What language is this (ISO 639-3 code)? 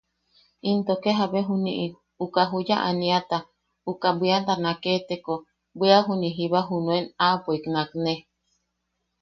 yaq